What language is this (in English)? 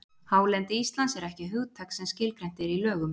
Icelandic